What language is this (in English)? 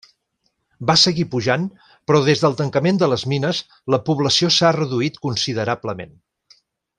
Catalan